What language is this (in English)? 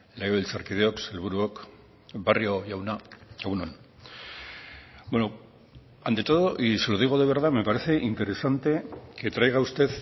Spanish